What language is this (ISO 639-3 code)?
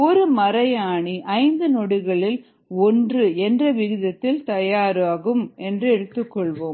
tam